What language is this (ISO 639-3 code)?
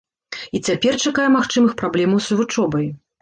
bel